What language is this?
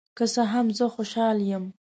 Pashto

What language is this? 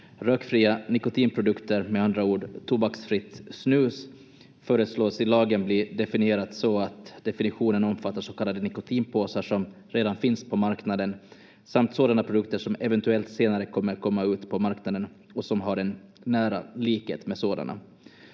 Finnish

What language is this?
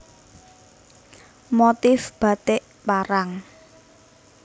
Javanese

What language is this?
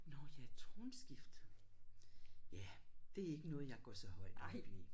Danish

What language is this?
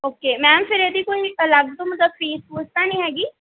Punjabi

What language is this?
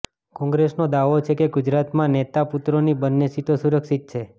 Gujarati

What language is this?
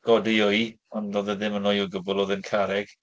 Welsh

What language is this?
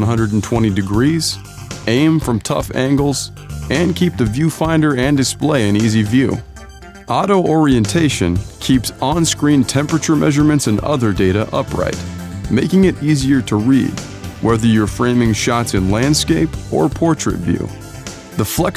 English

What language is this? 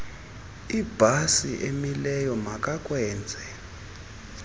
Xhosa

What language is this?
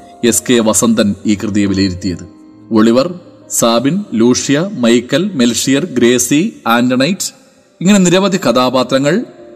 Malayalam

